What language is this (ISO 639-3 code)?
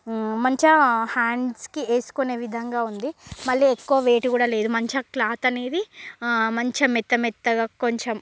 tel